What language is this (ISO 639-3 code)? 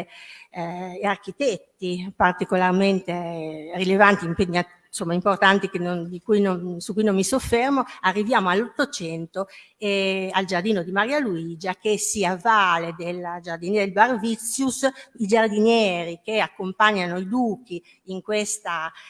ita